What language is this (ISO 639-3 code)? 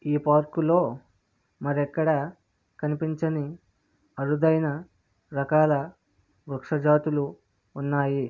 tel